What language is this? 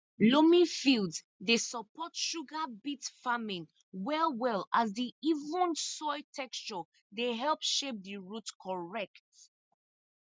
Nigerian Pidgin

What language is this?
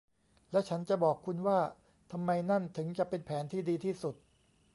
Thai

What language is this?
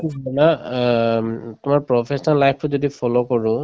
Assamese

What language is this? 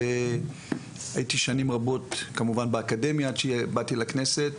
Hebrew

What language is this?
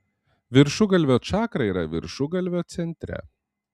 Lithuanian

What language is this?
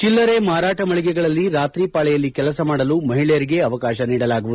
Kannada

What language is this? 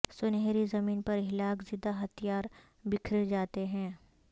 Urdu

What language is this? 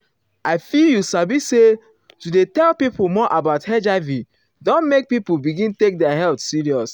Nigerian Pidgin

